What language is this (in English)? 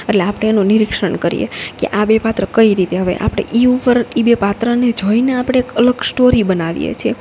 Gujarati